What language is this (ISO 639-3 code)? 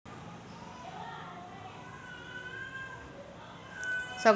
mar